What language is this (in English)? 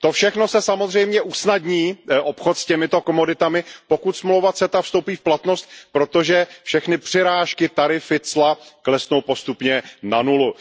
Czech